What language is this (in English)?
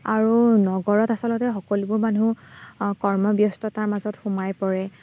Assamese